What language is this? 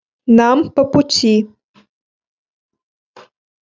Russian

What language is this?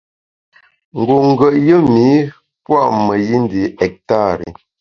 Bamun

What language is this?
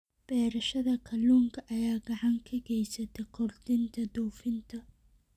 Somali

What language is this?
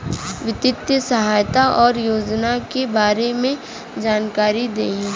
Bhojpuri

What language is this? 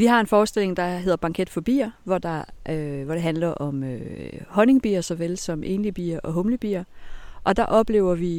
Danish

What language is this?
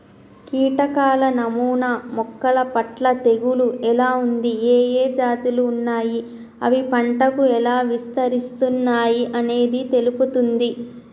Telugu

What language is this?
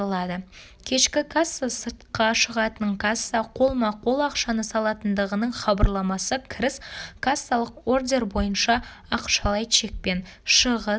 Kazakh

